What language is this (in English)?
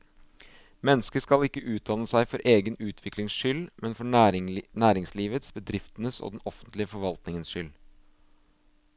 Norwegian